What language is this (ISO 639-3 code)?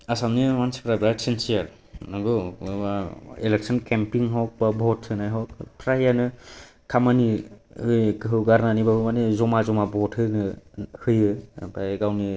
brx